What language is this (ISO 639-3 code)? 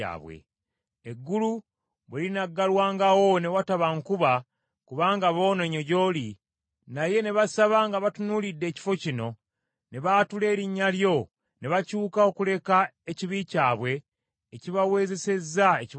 lug